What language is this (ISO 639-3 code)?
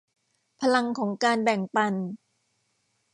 tha